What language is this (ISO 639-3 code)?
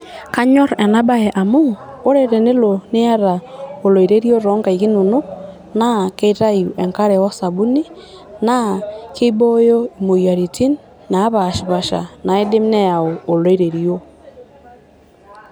mas